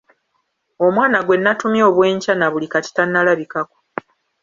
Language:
Ganda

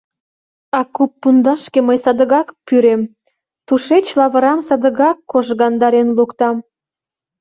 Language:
Mari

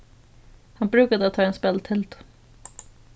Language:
Faroese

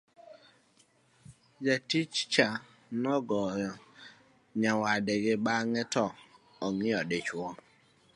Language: Luo (Kenya and Tanzania)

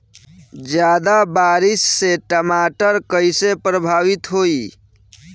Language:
Bhojpuri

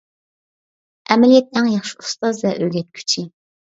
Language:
Uyghur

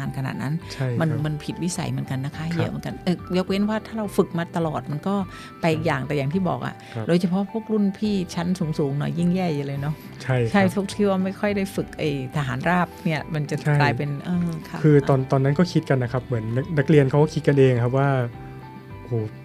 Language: Thai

